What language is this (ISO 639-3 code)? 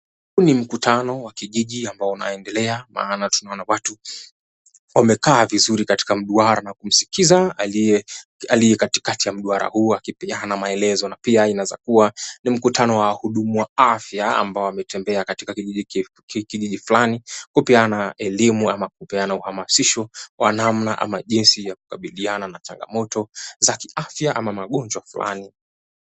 swa